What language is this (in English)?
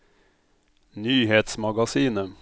Norwegian